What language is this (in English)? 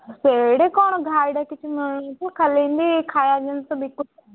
Odia